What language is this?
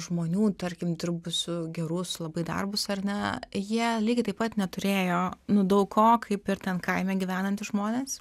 Lithuanian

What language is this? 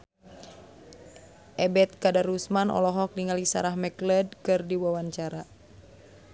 Sundanese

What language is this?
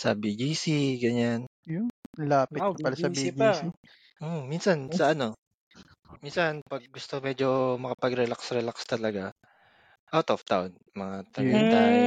Filipino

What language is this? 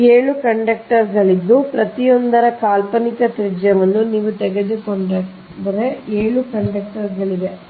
Kannada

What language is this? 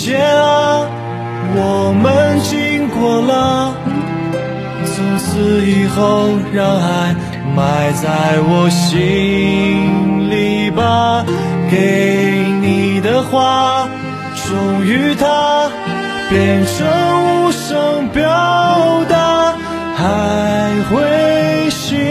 Chinese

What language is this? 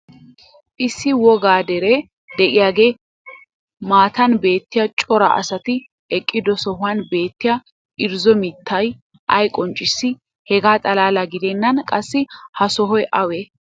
Wolaytta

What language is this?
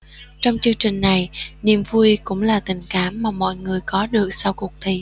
Vietnamese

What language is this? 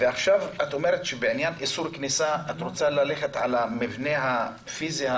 Hebrew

